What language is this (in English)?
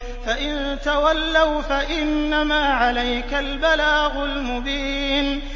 Arabic